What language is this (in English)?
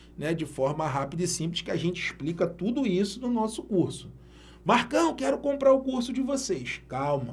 Portuguese